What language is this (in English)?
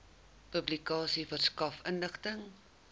Afrikaans